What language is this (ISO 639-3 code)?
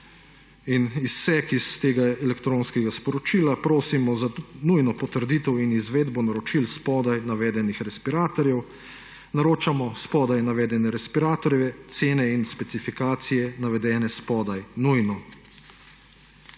slv